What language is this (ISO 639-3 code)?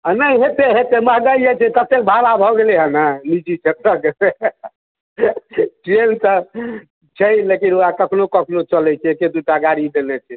mai